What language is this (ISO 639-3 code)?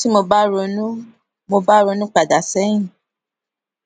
yor